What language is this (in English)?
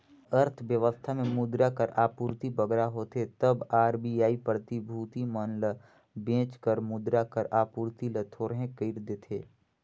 Chhattisgarhi